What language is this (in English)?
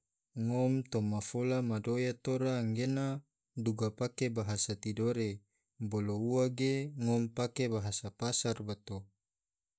Tidore